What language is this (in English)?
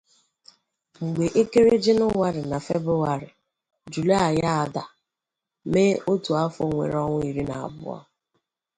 Igbo